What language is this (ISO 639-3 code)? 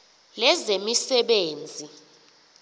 xho